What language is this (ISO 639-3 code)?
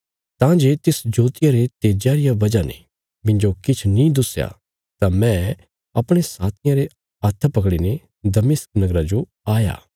kfs